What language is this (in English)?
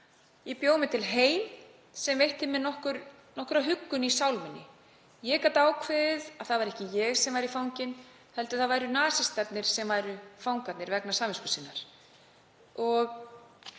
Icelandic